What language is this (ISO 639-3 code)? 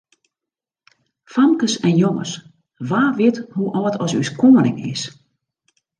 fry